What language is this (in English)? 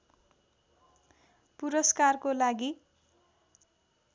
Nepali